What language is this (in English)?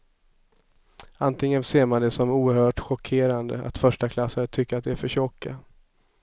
Swedish